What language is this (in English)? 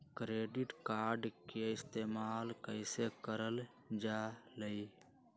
Magahi